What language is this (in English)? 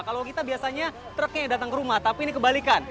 Indonesian